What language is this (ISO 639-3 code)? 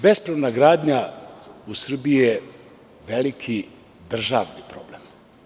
srp